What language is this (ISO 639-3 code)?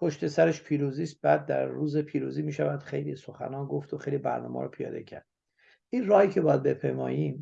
fas